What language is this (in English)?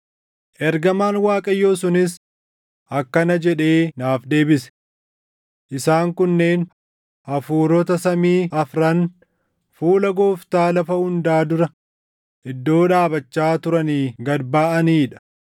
Oromo